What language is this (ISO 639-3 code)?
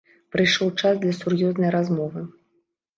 bel